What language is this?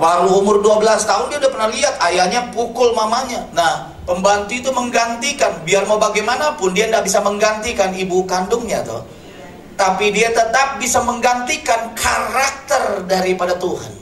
Indonesian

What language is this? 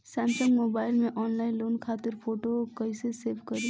Bhojpuri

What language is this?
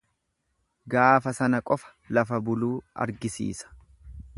Oromo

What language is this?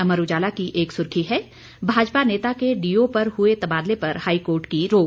Hindi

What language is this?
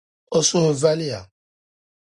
Dagbani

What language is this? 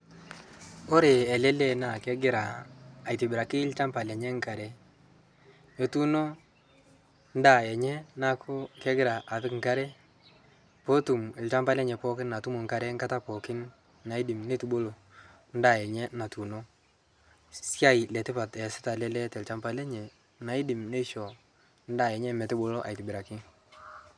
Masai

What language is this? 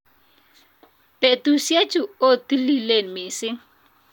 Kalenjin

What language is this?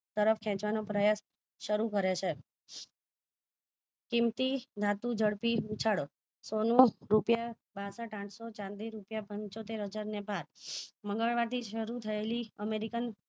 Gujarati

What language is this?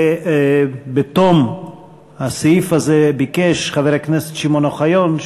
Hebrew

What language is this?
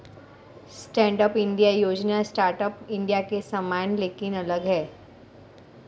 Hindi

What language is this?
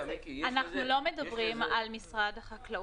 Hebrew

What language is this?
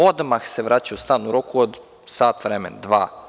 Serbian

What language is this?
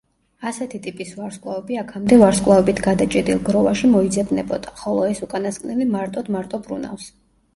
Georgian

